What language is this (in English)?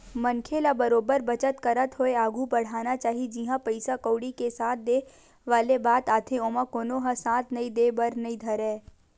Chhattisgarhi